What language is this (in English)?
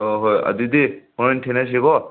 Manipuri